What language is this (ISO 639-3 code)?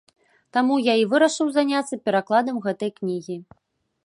bel